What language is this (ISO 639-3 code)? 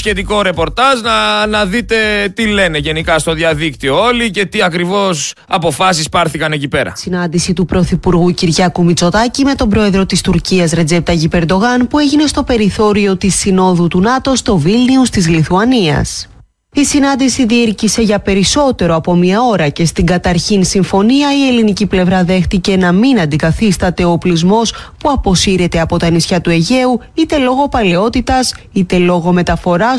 ell